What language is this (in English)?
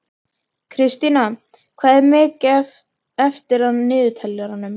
Icelandic